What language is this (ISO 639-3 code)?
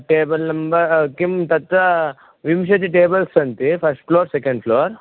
san